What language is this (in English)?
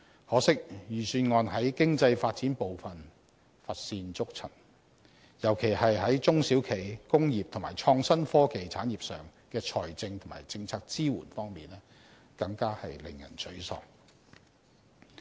Cantonese